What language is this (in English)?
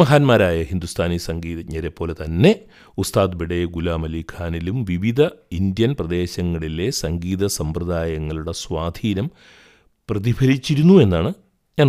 Malayalam